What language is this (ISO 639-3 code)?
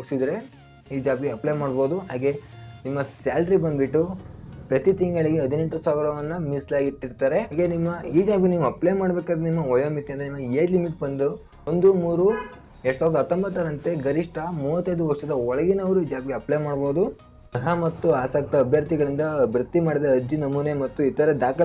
kan